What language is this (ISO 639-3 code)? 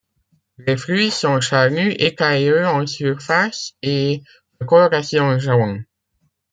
fra